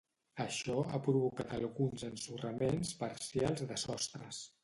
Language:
Catalan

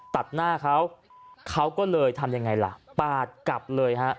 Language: Thai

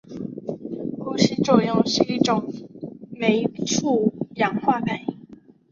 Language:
Chinese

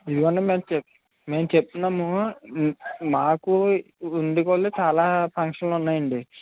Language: Telugu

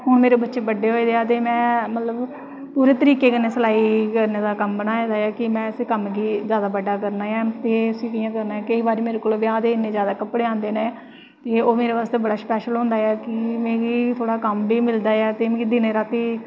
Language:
Dogri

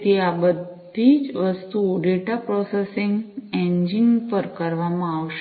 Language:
Gujarati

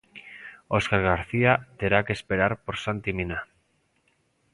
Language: Galician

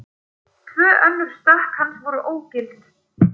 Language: Icelandic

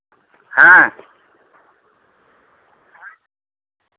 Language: Santali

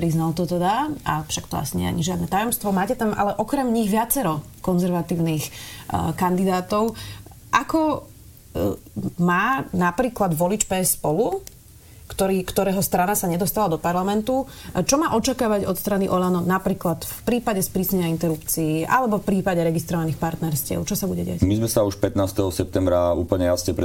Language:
Slovak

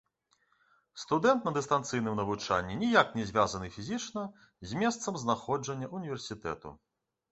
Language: Belarusian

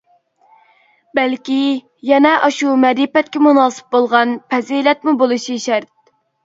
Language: Uyghur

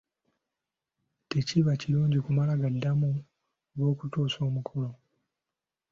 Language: Ganda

